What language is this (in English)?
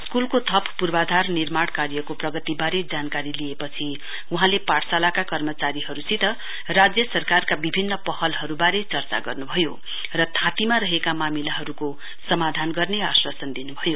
Nepali